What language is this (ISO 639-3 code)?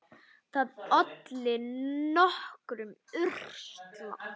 isl